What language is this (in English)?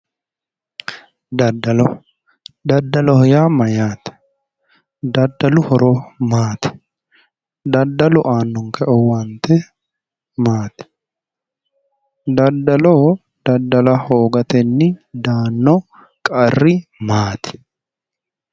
Sidamo